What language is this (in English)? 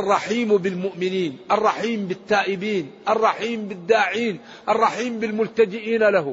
Arabic